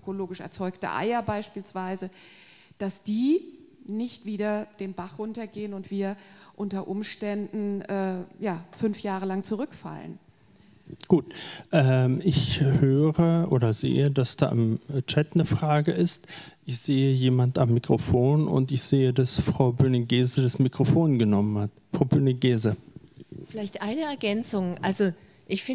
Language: German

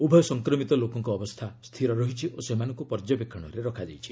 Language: Odia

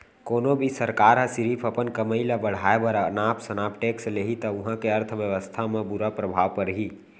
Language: Chhattisgarhi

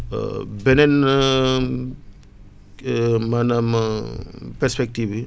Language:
Wolof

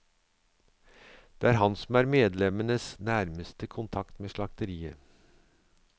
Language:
Norwegian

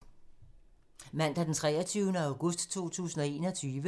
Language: Danish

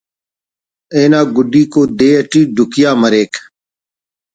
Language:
Brahui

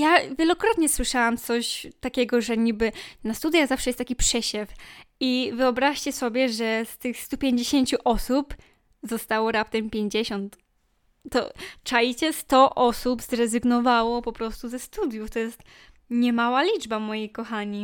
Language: Polish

